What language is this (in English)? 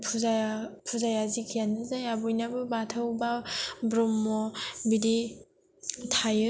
Bodo